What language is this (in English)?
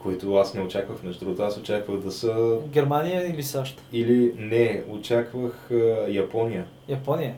Bulgarian